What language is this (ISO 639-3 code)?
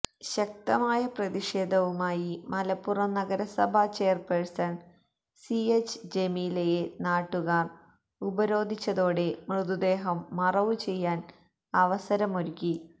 mal